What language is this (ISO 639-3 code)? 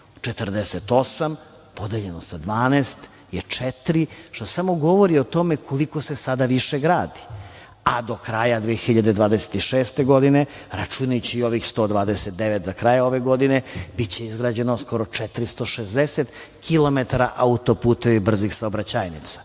srp